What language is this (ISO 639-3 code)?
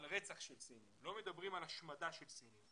heb